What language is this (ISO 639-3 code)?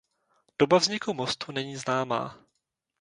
ces